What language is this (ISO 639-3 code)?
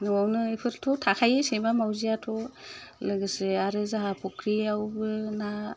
brx